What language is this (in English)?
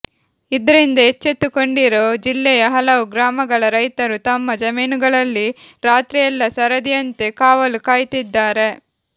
Kannada